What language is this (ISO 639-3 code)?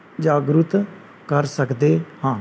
pan